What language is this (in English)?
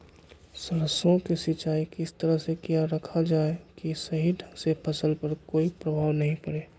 Magahi